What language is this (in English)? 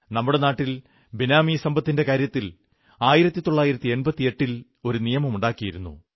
Malayalam